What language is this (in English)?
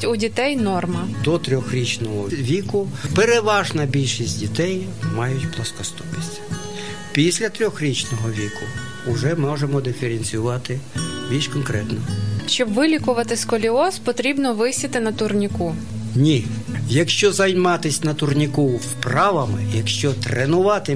Ukrainian